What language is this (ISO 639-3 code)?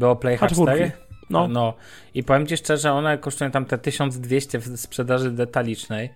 pol